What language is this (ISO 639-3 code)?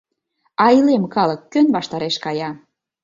chm